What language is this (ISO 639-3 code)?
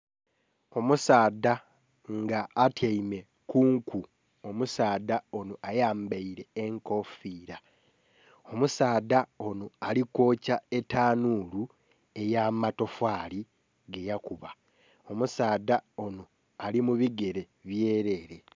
xog